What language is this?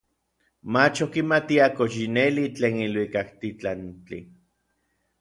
Orizaba Nahuatl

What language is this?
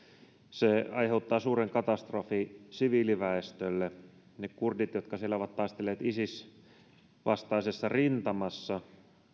Finnish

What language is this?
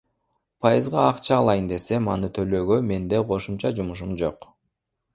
Kyrgyz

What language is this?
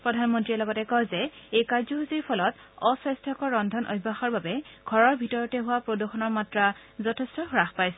Assamese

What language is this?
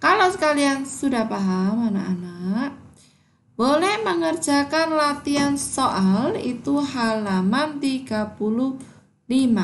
Indonesian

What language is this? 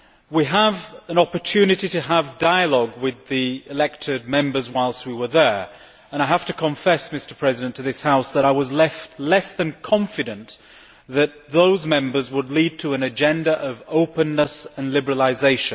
English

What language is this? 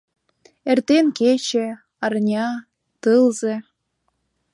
Mari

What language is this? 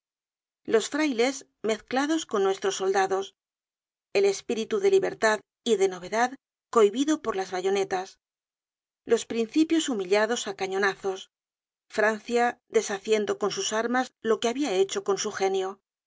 Spanish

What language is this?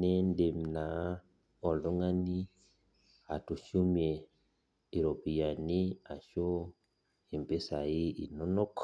Masai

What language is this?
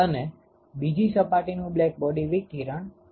Gujarati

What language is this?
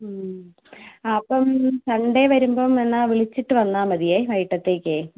Malayalam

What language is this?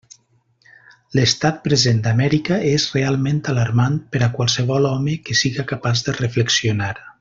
Catalan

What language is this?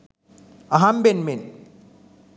Sinhala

